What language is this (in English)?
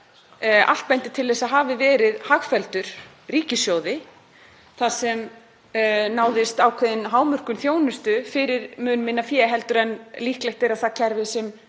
Icelandic